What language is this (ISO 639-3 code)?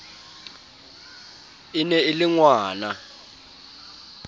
sot